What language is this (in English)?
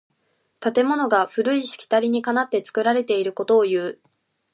Japanese